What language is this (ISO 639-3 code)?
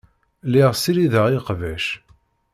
kab